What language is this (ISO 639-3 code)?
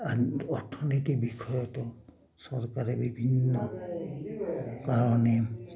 asm